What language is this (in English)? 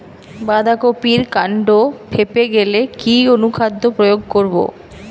Bangla